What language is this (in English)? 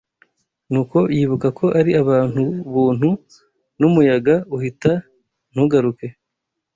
Kinyarwanda